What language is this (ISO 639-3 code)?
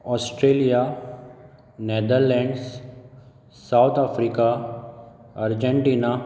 kok